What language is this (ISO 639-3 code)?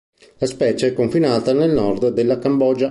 ita